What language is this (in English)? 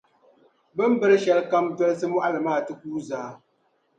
Dagbani